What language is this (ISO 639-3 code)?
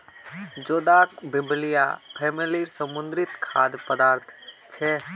mag